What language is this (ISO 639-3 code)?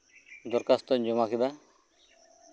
sat